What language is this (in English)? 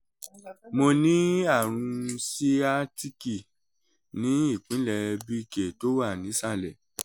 Yoruba